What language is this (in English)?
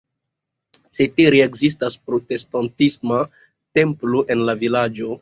Esperanto